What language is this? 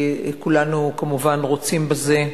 Hebrew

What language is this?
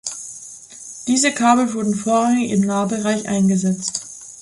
German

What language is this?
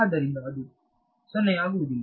Kannada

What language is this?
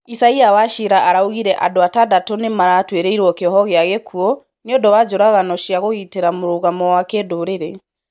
Kikuyu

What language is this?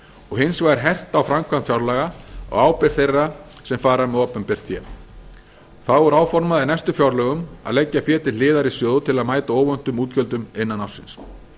Icelandic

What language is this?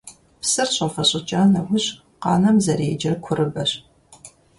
Kabardian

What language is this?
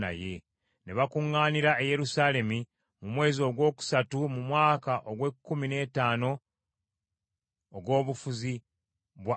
Ganda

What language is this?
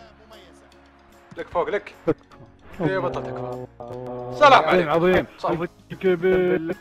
Arabic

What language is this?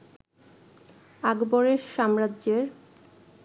Bangla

